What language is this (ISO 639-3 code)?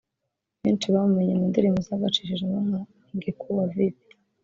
kin